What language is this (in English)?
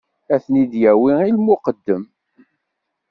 Kabyle